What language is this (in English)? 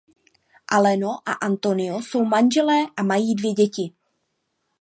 Czech